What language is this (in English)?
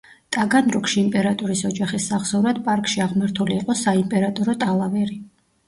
Georgian